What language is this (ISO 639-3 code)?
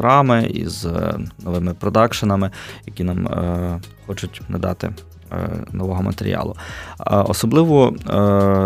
ukr